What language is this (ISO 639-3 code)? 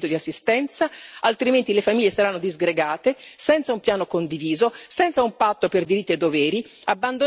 ita